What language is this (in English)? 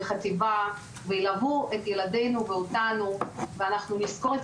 Hebrew